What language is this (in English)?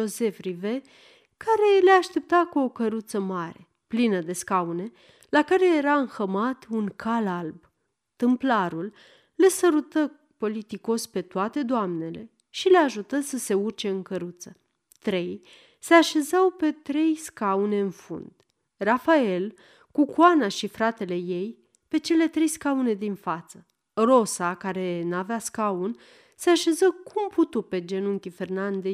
Romanian